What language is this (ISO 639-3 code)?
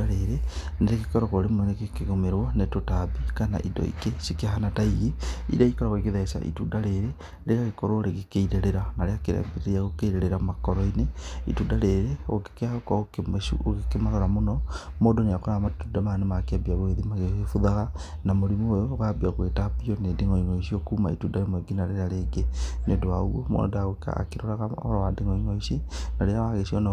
kik